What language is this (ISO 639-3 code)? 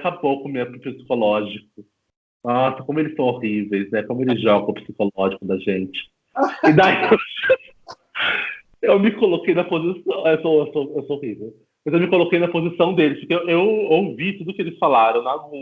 por